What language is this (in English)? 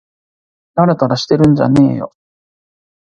Japanese